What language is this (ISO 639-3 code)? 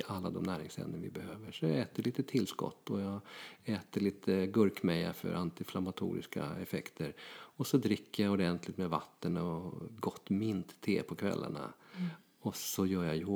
swe